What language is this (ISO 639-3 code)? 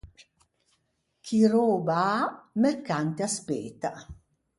lij